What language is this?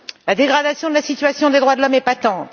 French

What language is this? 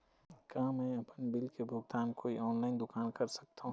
Chhattisgarhi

